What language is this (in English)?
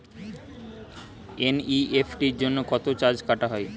Bangla